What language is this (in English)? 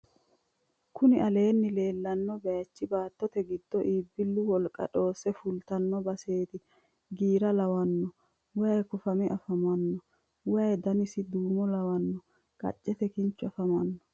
Sidamo